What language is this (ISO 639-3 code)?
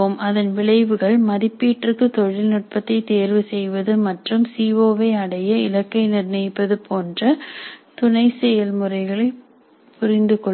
tam